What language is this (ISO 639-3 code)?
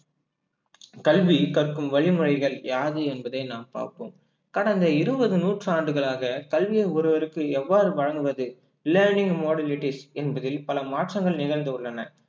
tam